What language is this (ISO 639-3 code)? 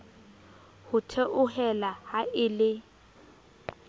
sot